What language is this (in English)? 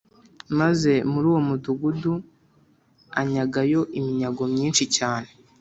Kinyarwanda